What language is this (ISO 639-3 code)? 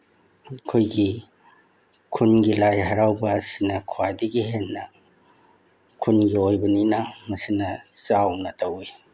mni